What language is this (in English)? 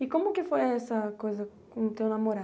Portuguese